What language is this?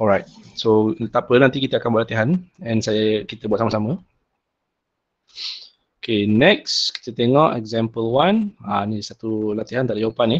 Malay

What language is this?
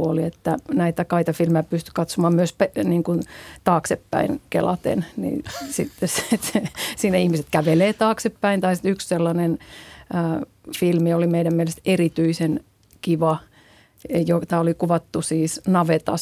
Finnish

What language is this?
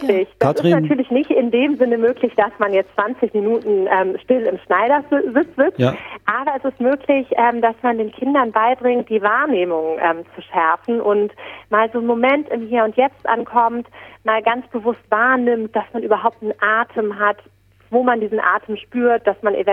German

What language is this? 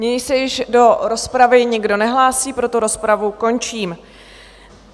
Czech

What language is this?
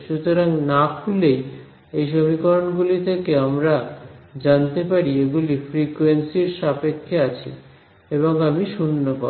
Bangla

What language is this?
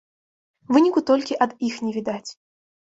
Belarusian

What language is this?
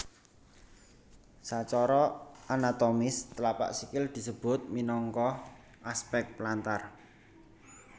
Javanese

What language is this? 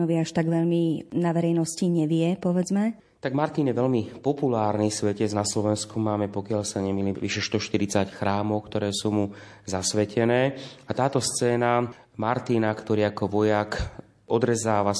Slovak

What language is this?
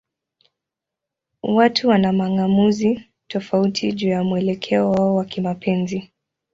Swahili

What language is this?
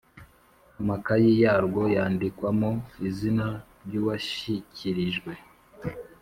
Kinyarwanda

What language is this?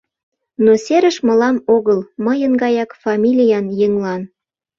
Mari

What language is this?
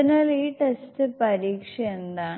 Malayalam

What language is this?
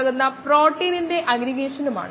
Malayalam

